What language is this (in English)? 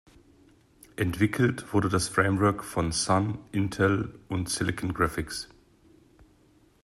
German